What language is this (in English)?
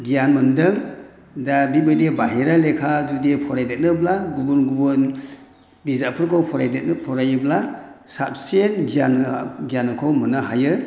Bodo